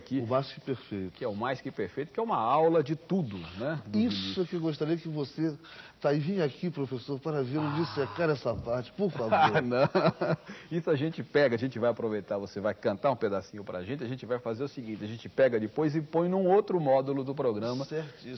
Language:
Portuguese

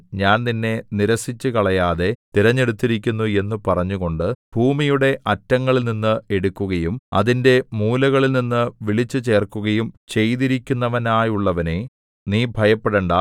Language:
Malayalam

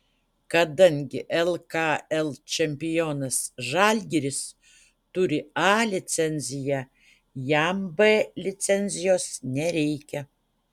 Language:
Lithuanian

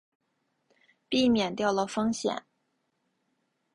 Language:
Chinese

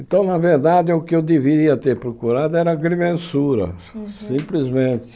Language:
Portuguese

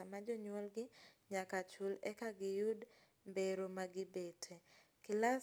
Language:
Luo (Kenya and Tanzania)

